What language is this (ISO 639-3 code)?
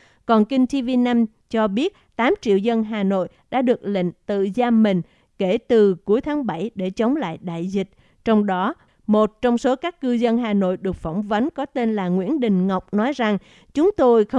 vie